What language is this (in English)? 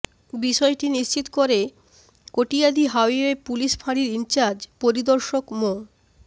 Bangla